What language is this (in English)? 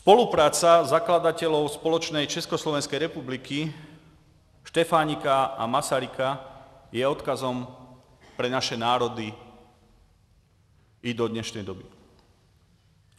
Czech